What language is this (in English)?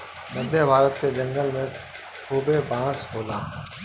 Bhojpuri